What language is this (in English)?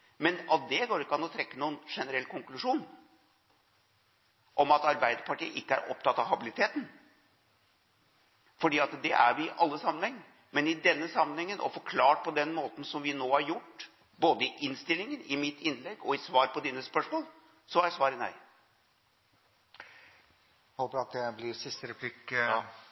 Norwegian